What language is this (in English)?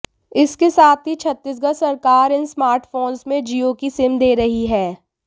Hindi